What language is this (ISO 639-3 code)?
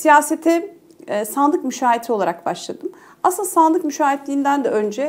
tur